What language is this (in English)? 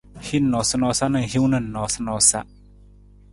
Nawdm